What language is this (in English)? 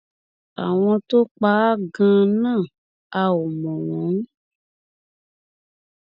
Yoruba